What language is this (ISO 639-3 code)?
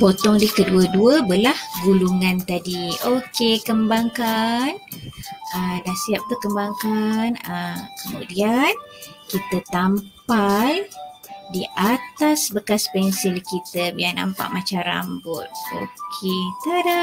msa